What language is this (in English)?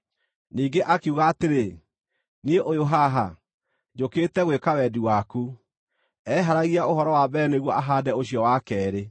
Kikuyu